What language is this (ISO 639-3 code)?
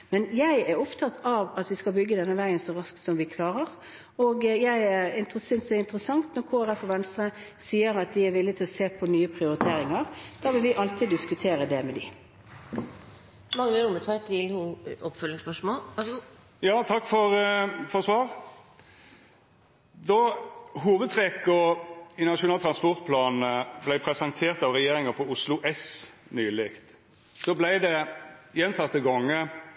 nor